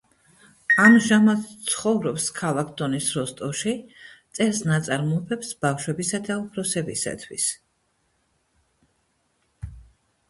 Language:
Georgian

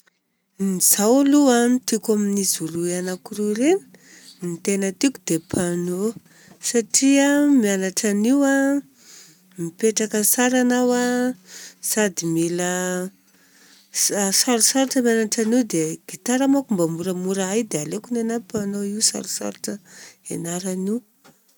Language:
Southern Betsimisaraka Malagasy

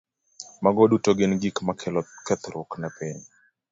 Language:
Luo (Kenya and Tanzania)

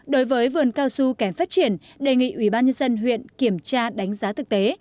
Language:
Vietnamese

